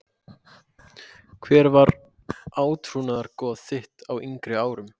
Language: Icelandic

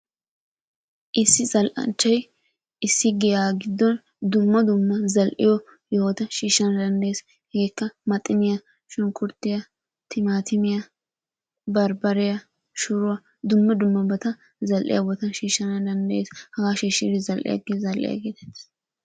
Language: Wolaytta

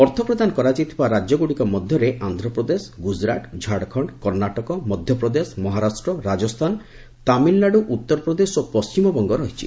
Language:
Odia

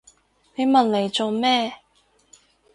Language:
Cantonese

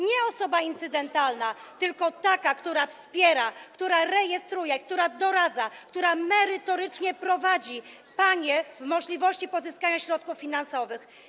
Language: Polish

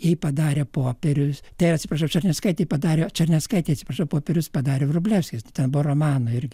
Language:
Lithuanian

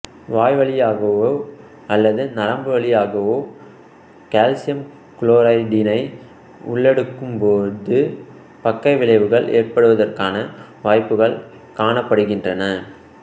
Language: Tamil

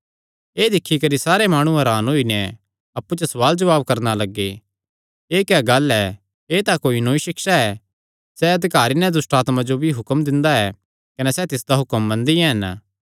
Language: Kangri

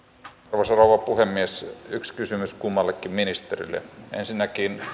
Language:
Finnish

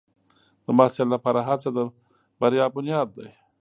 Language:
Pashto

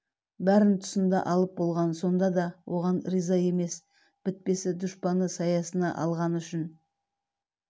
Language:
Kazakh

